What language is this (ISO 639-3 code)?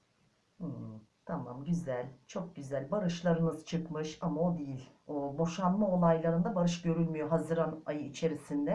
tur